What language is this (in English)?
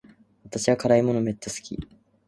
Japanese